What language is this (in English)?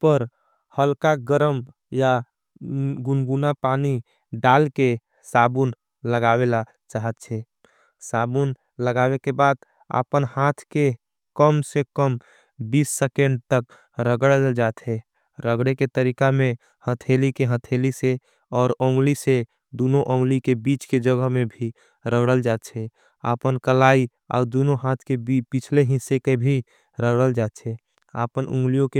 Angika